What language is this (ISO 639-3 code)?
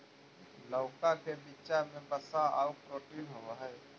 mag